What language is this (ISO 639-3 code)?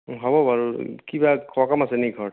asm